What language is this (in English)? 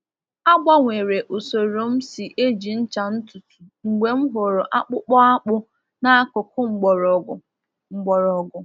Igbo